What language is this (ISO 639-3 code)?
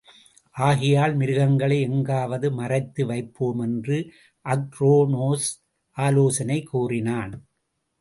tam